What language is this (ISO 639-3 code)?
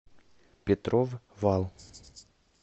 rus